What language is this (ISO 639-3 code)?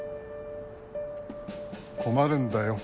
jpn